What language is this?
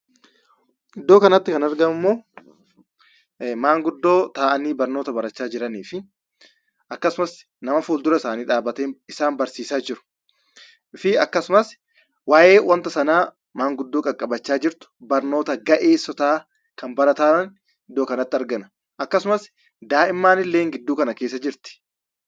Oromo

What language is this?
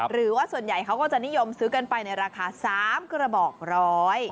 Thai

